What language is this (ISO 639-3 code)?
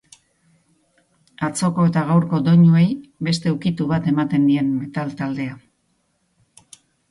eus